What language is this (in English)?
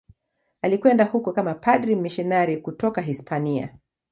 Swahili